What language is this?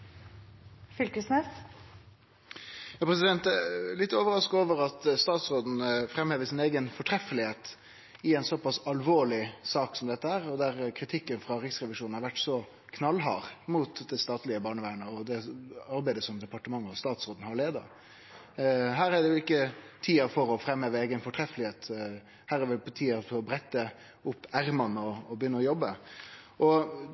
Norwegian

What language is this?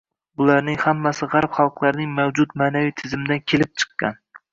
Uzbek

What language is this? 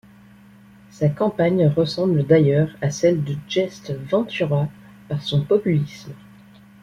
French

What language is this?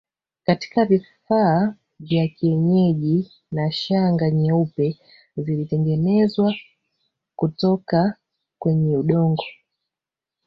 Swahili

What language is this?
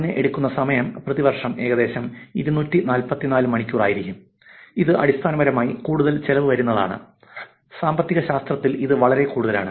Malayalam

